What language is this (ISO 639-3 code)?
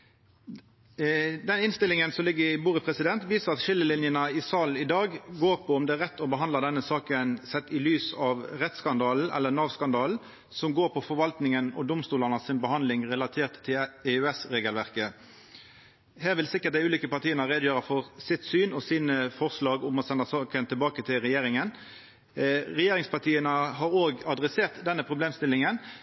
nno